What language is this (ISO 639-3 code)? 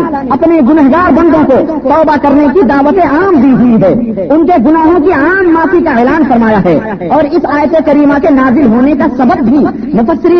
urd